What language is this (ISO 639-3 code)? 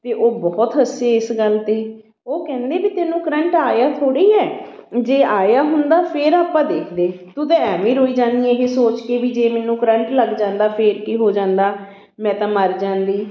pan